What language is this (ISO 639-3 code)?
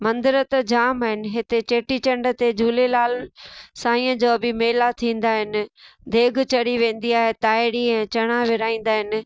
snd